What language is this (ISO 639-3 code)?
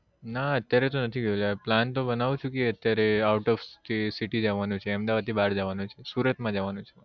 guj